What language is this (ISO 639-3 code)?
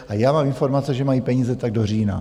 ces